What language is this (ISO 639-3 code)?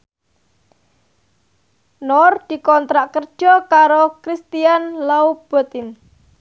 jav